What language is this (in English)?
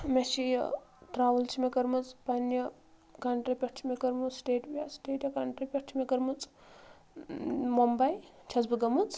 Kashmiri